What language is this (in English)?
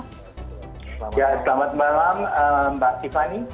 Indonesian